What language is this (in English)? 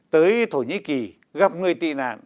Vietnamese